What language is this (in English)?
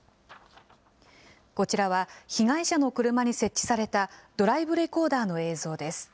Japanese